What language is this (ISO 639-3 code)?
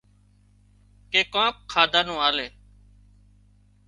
kxp